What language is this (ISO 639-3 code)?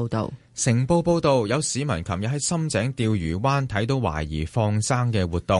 zho